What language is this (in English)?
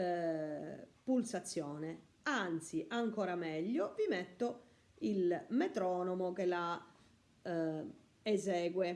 Italian